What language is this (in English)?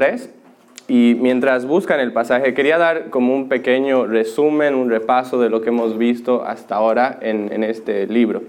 Spanish